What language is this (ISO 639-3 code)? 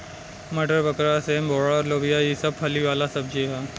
bho